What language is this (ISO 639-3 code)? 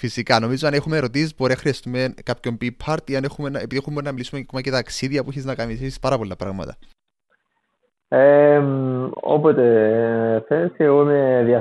ell